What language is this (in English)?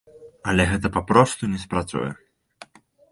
Belarusian